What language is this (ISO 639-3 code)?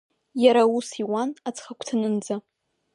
abk